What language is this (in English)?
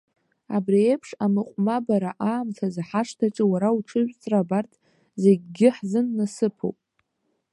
Abkhazian